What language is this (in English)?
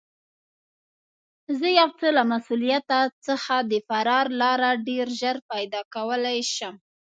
Pashto